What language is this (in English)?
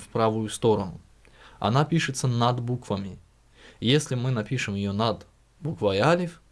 Russian